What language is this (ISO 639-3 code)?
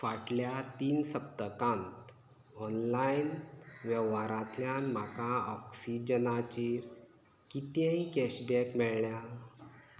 kok